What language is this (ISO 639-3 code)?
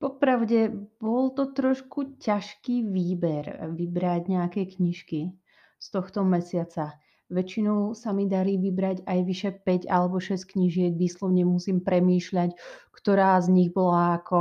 slk